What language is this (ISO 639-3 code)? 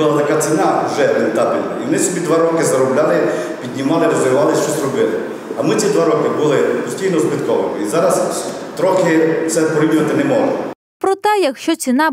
ukr